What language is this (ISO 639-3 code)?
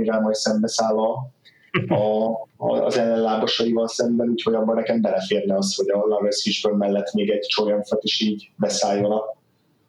hun